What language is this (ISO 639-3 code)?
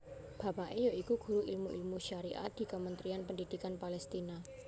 jav